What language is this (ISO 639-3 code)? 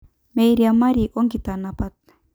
mas